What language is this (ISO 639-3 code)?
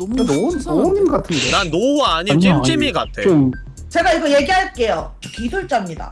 kor